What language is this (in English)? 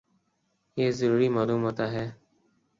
Urdu